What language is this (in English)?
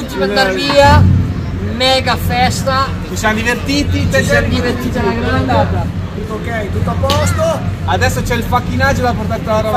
Italian